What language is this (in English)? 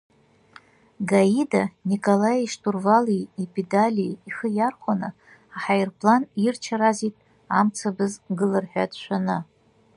Abkhazian